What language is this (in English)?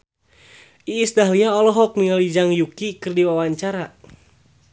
Sundanese